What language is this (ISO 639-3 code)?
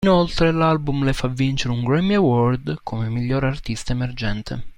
ita